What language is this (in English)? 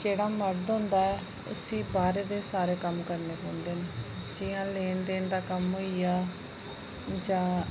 Dogri